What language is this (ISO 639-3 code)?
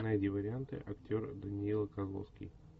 rus